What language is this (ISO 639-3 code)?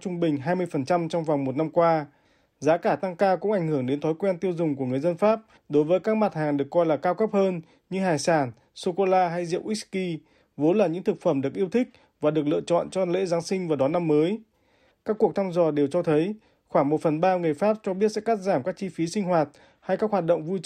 vie